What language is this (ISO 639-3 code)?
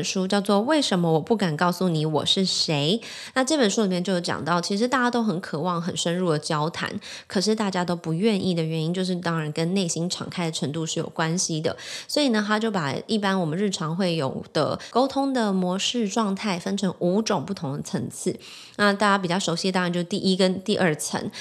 zho